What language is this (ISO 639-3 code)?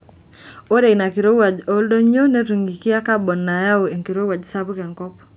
mas